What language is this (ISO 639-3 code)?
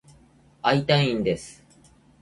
jpn